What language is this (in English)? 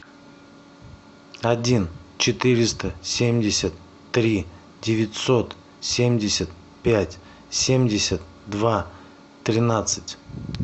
Russian